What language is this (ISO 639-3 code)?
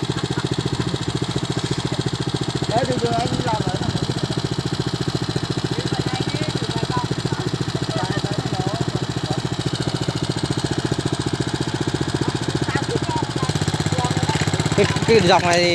vie